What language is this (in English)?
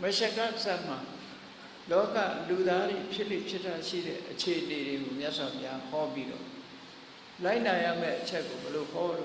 Vietnamese